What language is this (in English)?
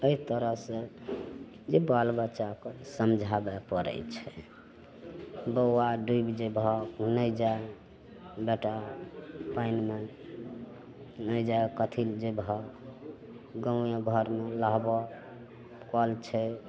Maithili